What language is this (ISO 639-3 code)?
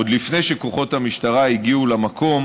heb